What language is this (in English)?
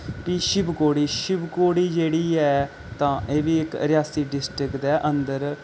Dogri